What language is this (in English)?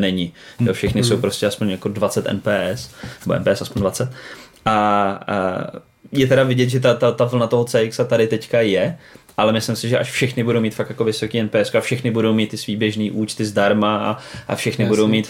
Czech